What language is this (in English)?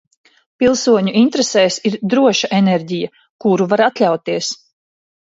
Latvian